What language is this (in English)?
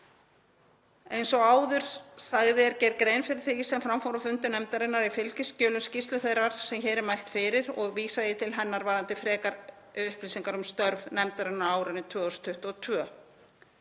Icelandic